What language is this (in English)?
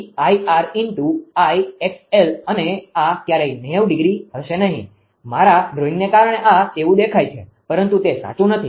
Gujarati